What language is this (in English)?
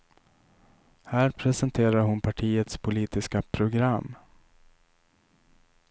Swedish